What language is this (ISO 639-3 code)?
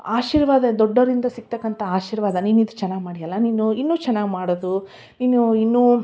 kan